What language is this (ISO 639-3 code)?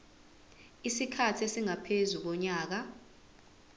zul